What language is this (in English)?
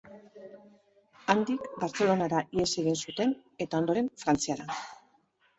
Basque